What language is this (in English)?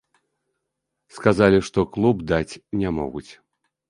Belarusian